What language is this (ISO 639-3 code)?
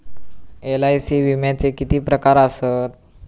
mar